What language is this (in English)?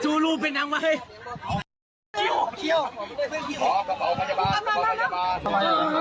Thai